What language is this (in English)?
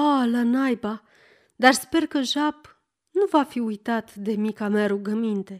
Romanian